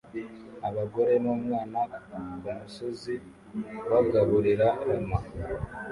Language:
Kinyarwanda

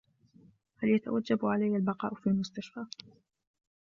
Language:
Arabic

